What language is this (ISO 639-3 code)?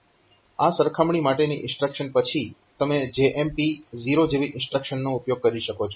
guj